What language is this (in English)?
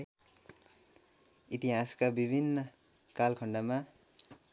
Nepali